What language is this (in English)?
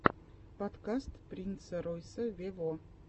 Russian